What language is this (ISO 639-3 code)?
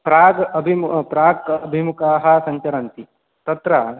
san